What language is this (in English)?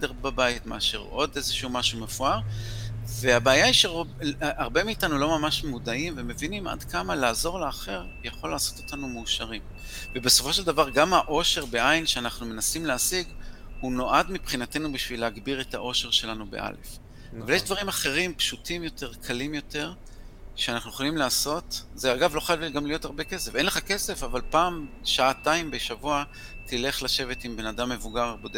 Hebrew